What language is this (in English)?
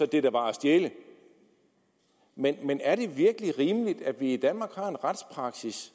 Danish